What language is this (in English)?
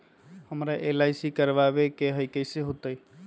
Magahi